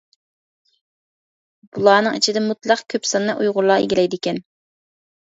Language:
Uyghur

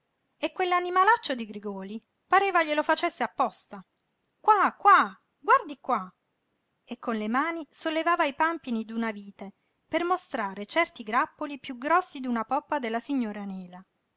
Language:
Italian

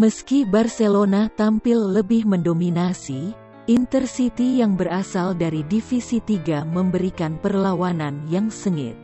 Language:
Indonesian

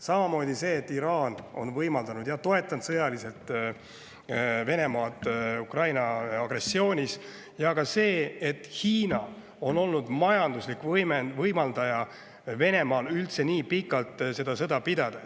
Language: Estonian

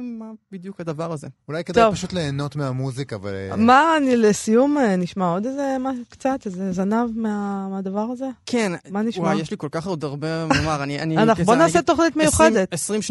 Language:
Hebrew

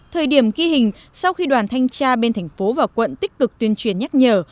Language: Vietnamese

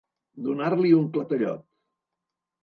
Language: Catalan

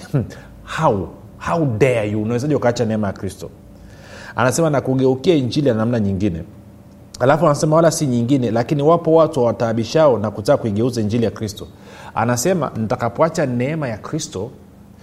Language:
Swahili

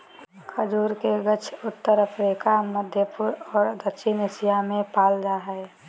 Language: Magahi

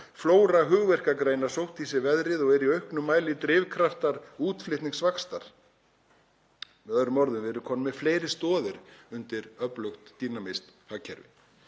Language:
Icelandic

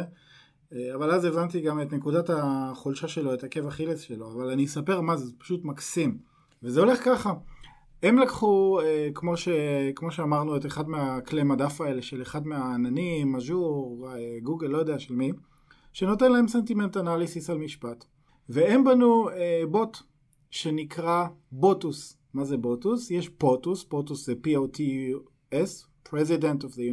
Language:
Hebrew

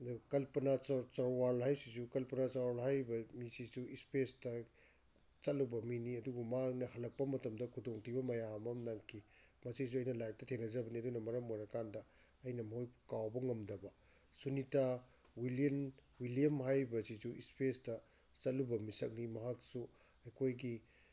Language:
Manipuri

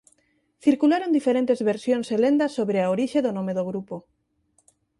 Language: Galician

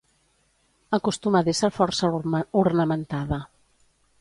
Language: Catalan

